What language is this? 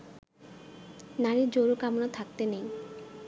Bangla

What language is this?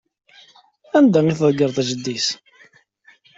Kabyle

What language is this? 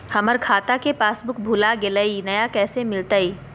Magahi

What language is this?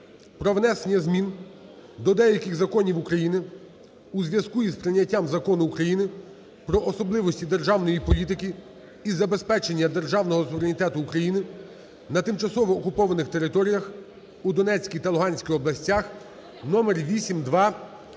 Ukrainian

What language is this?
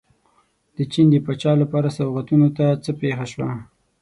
Pashto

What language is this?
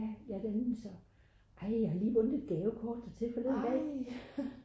Danish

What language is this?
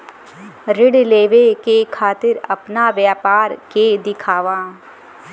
Bhojpuri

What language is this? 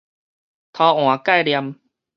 Min Nan Chinese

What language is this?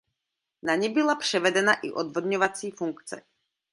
Czech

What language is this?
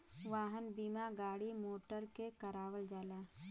Bhojpuri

